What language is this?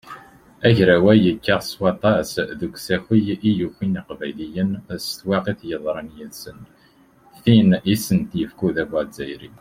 Kabyle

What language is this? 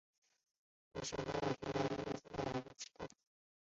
Chinese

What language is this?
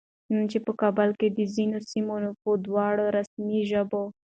Pashto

